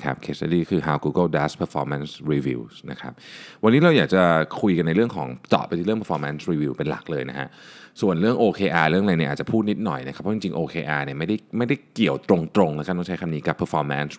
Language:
Thai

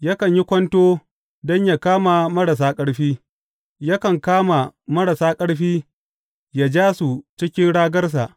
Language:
Hausa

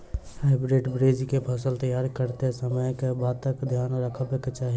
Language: Maithili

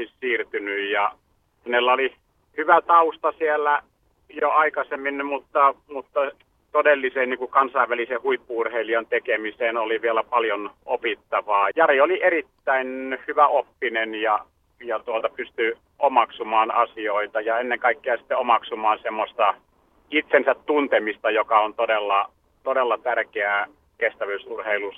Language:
Finnish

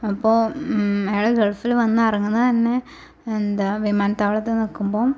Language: Malayalam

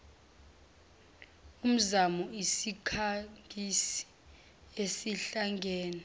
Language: Zulu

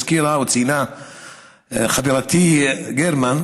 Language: Hebrew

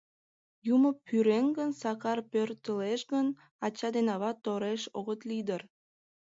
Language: Mari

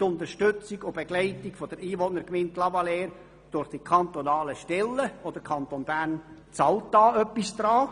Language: Swiss German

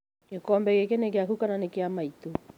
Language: Kikuyu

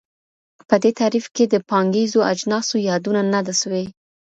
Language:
Pashto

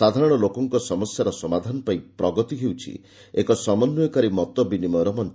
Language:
Odia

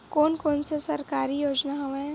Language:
Chhattisgarhi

